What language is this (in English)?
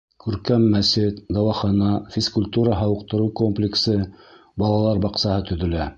Bashkir